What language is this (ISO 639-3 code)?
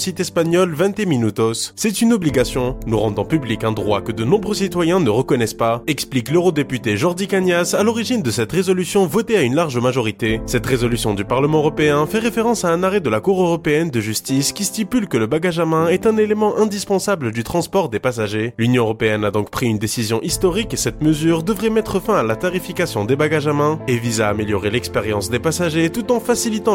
fra